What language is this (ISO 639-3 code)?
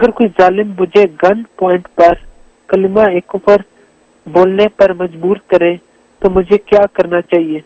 urd